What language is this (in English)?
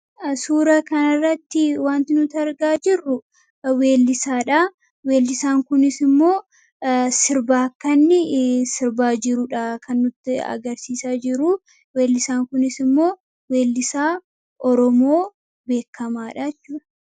Oromo